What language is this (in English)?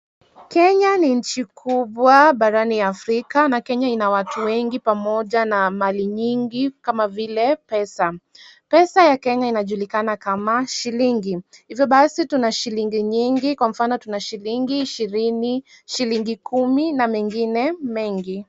Swahili